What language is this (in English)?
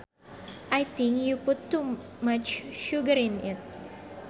Sundanese